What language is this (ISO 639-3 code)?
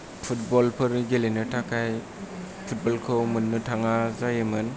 brx